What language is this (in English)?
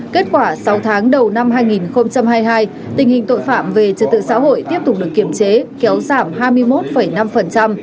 Vietnamese